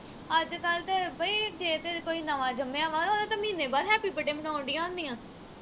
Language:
Punjabi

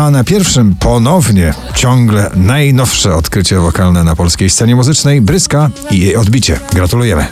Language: Polish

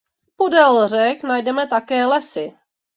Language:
Czech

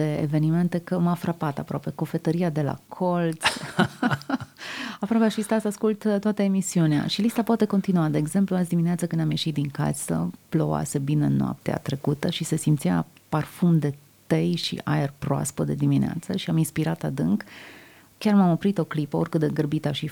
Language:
Romanian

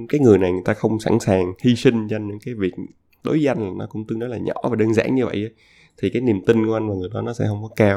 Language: Vietnamese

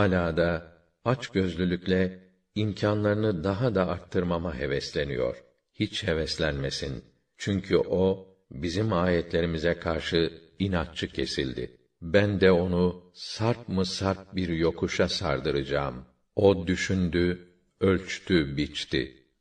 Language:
Turkish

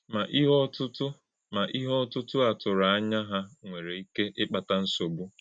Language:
Igbo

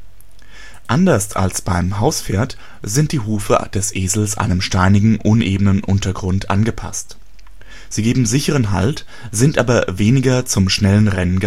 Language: German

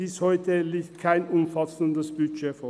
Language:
Swiss German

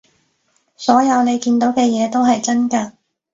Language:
Cantonese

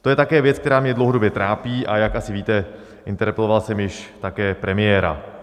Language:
Czech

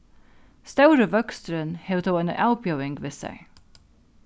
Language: Faroese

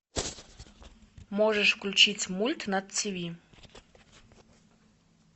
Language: Russian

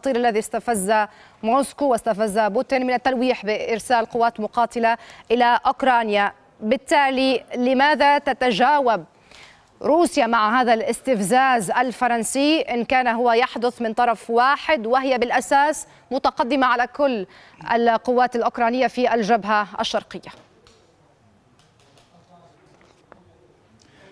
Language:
Arabic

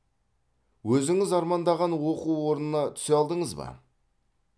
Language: Kazakh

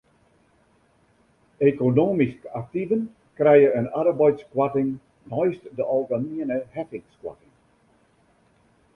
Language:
Western Frisian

